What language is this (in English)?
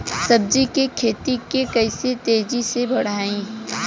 Bhojpuri